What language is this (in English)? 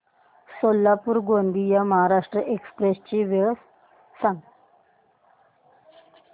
Marathi